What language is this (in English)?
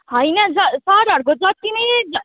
Nepali